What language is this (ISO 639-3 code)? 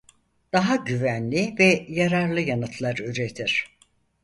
tur